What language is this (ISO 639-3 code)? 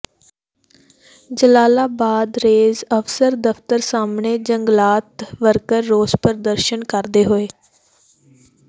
pan